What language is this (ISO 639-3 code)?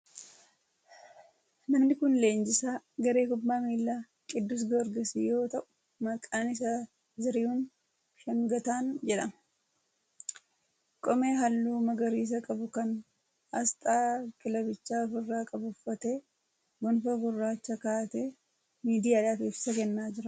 orm